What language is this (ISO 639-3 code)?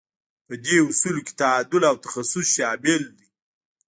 pus